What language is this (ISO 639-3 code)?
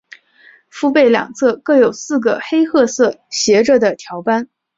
zho